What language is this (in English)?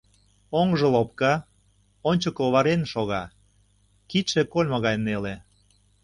Mari